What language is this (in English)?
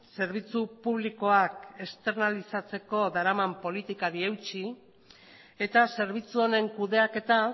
Basque